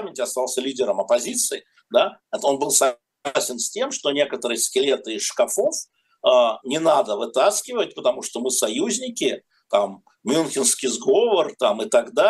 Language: Russian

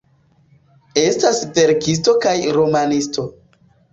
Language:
Esperanto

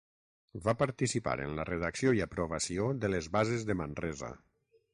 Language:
Catalan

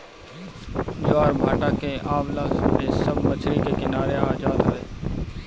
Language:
Bhojpuri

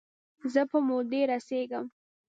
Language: Pashto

